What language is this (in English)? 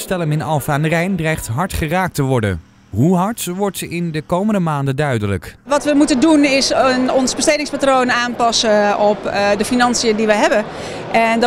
Dutch